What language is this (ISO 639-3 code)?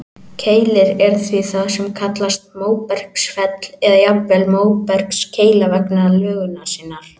isl